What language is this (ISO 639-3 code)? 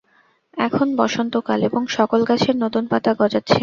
ben